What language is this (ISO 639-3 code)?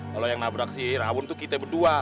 ind